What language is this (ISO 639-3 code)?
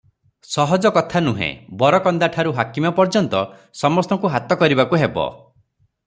ori